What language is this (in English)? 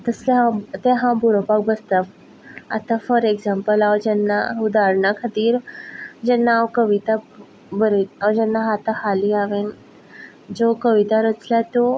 Konkani